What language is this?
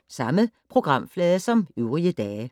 Danish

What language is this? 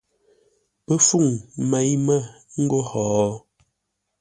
Ngombale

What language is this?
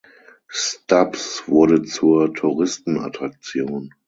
German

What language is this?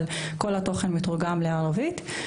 Hebrew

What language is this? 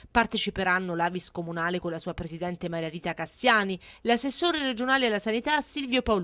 Italian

